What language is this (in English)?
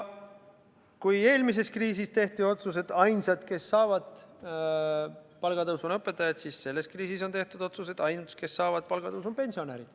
Estonian